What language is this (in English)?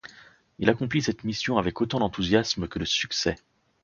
French